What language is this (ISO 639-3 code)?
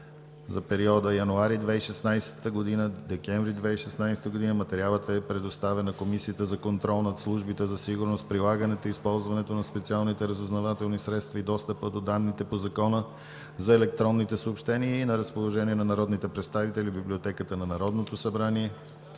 bul